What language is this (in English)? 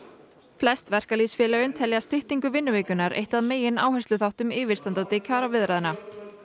Icelandic